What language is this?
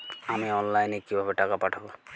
Bangla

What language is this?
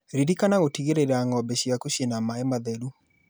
Kikuyu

